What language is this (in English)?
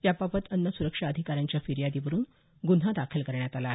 Marathi